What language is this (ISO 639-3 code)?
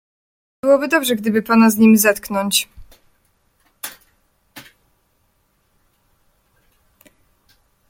pol